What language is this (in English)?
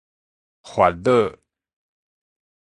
Min Nan Chinese